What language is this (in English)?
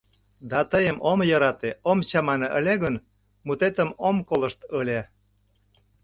Mari